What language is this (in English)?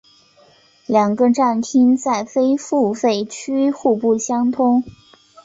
Chinese